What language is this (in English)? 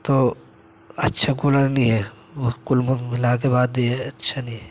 Urdu